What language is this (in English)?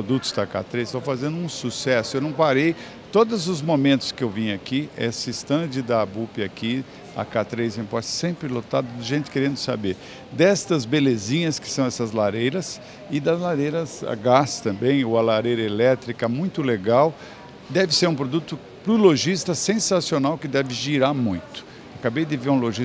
Portuguese